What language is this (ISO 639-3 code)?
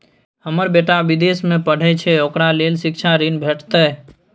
mai